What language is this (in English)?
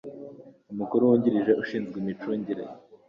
Kinyarwanda